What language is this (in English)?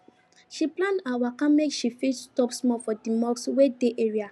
Nigerian Pidgin